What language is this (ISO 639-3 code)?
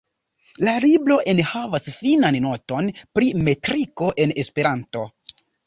epo